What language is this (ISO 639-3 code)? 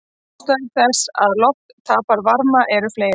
isl